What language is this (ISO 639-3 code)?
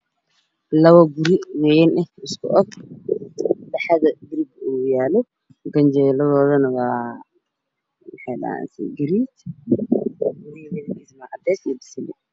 som